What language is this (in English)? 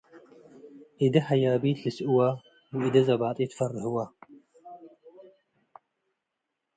Tigre